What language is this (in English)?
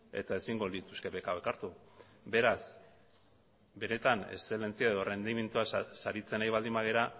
Basque